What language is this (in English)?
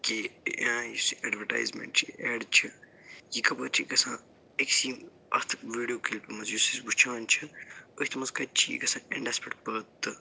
Kashmiri